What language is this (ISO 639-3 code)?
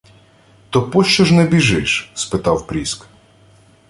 ukr